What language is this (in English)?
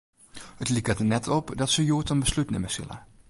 Western Frisian